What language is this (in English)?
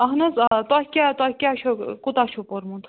Kashmiri